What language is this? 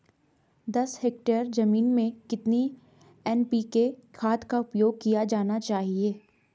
Hindi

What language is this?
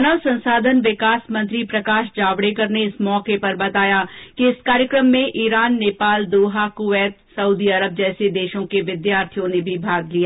Hindi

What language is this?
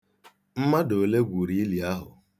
Igbo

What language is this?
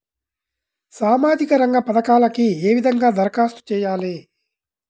Telugu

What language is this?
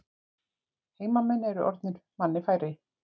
Icelandic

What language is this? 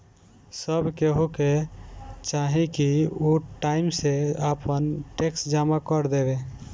Bhojpuri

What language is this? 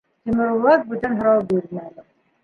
Bashkir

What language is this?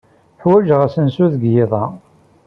Kabyle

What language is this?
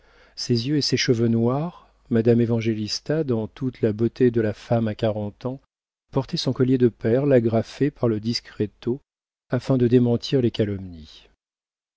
French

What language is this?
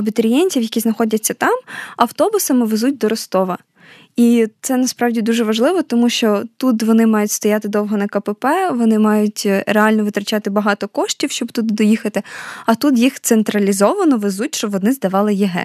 Ukrainian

